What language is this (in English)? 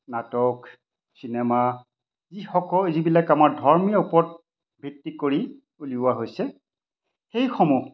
Assamese